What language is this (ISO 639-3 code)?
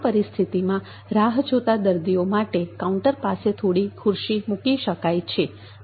guj